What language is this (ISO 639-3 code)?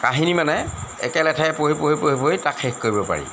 asm